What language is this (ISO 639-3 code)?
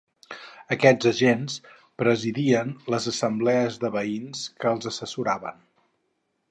cat